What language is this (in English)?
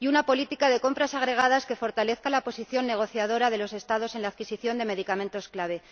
Spanish